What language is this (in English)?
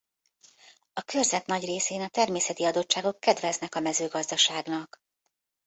Hungarian